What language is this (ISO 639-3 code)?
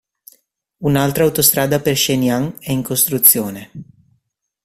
ita